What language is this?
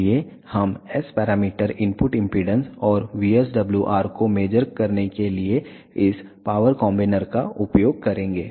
Hindi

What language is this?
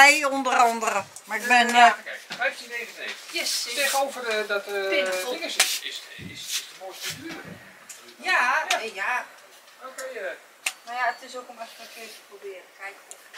Dutch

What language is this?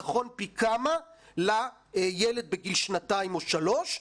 Hebrew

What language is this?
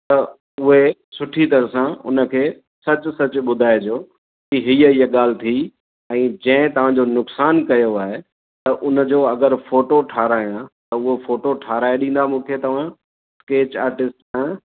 Sindhi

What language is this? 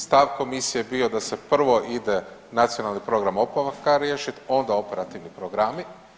Croatian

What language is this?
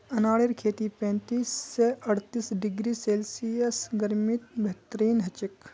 Magahi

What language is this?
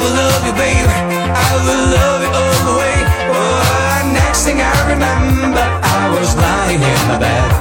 Italian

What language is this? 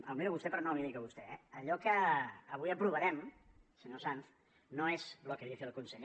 Catalan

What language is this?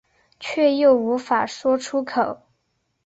Chinese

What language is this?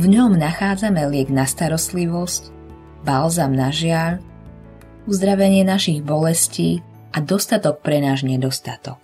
Slovak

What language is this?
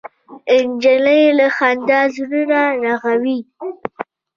Pashto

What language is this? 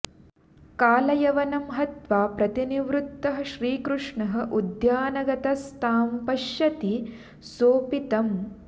Sanskrit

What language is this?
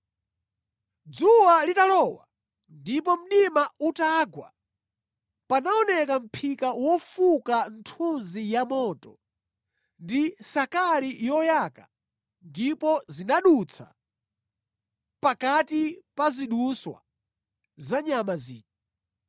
Nyanja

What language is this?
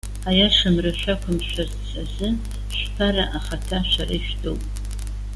Abkhazian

